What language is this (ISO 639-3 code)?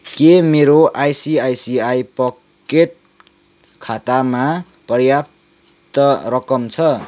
nep